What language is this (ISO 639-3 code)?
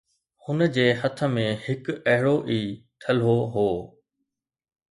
snd